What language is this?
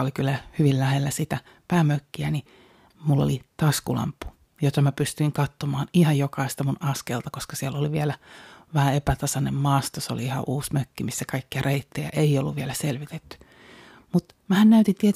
Finnish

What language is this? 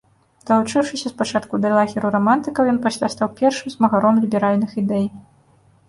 Belarusian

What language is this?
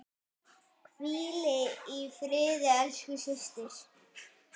Icelandic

